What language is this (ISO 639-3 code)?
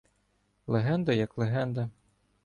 ukr